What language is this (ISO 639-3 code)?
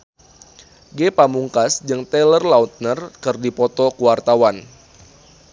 sun